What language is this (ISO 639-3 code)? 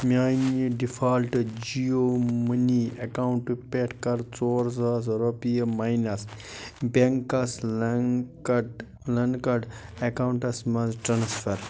kas